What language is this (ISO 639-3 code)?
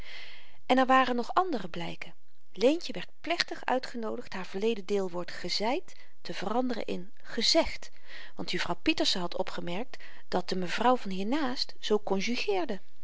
nld